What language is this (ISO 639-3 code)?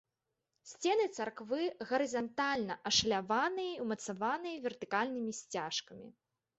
bel